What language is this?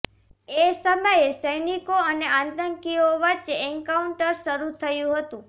Gujarati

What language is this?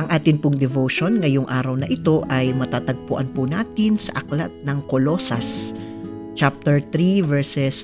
Filipino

